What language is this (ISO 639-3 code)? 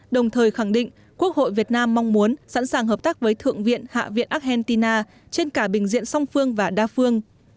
vie